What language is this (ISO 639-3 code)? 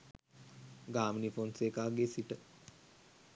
sin